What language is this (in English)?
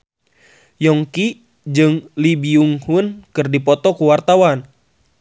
Sundanese